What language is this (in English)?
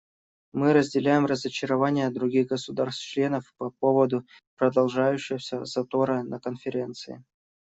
Russian